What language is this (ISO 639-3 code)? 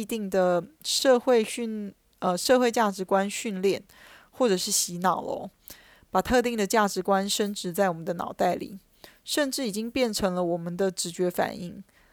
zho